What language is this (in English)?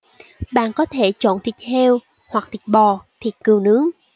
Vietnamese